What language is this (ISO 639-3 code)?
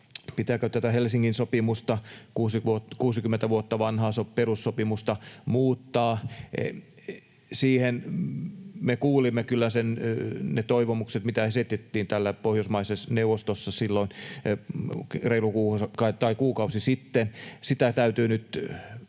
fin